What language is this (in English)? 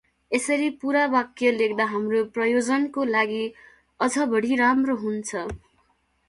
Nepali